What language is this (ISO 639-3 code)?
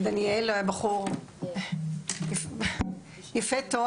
heb